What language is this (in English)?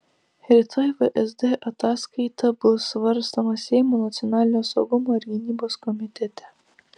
Lithuanian